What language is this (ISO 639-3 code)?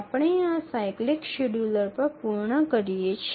guj